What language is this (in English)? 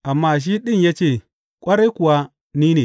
Hausa